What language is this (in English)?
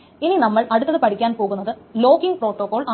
Malayalam